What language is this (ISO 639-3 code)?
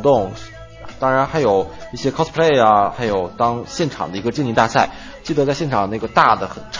zho